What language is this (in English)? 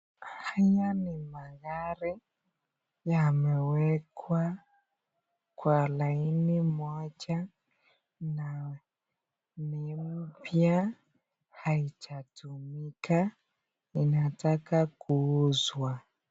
Swahili